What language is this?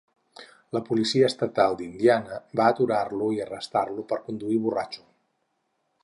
Catalan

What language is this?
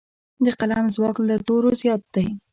Pashto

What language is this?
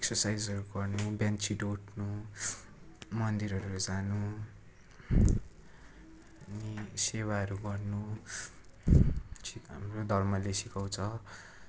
Nepali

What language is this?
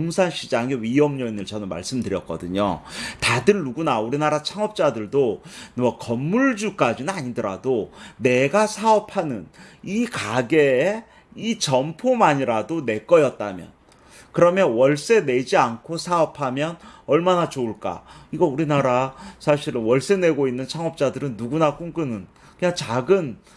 Korean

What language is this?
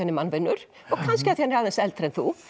Icelandic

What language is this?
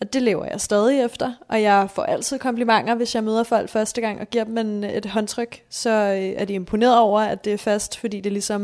Danish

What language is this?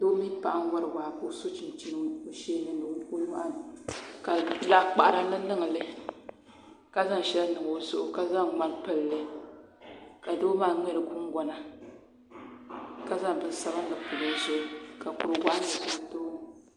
Dagbani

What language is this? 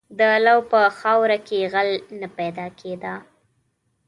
Pashto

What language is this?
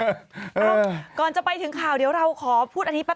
Thai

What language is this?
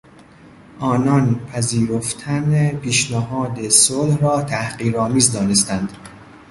Persian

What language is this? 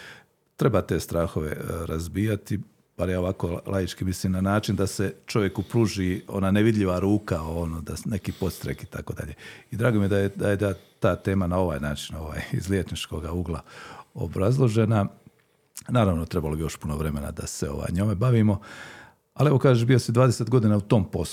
Croatian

